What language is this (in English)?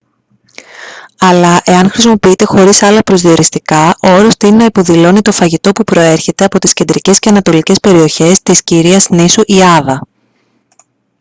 Greek